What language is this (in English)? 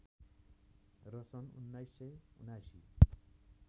Nepali